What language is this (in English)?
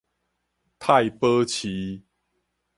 Min Nan Chinese